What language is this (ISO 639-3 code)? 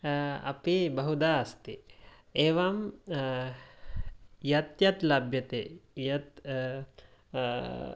san